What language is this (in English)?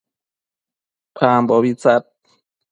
Matsés